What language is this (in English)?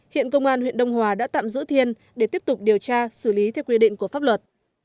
Vietnamese